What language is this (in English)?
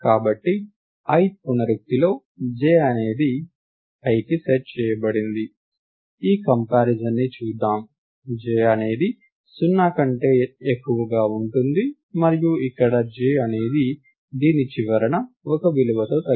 Telugu